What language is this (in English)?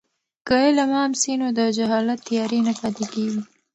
Pashto